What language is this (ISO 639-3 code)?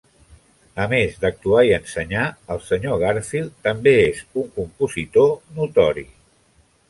cat